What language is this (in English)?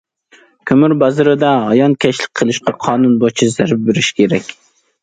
Uyghur